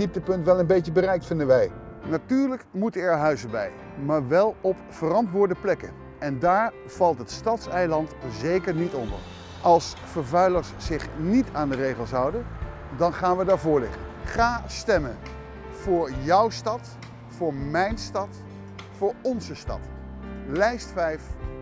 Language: Dutch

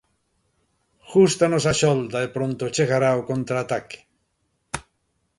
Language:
Galician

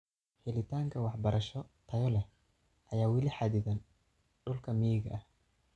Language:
Somali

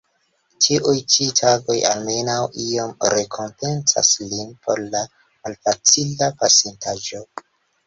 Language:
Esperanto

